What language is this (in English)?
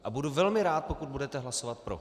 Czech